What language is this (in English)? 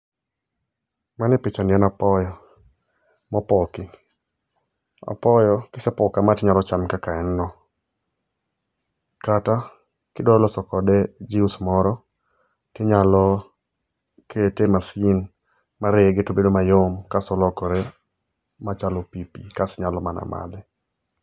Luo (Kenya and Tanzania)